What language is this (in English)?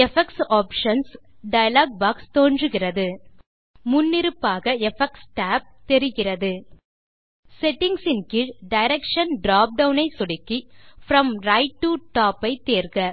Tamil